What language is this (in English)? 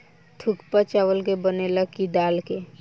Bhojpuri